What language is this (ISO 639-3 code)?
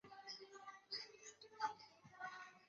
zho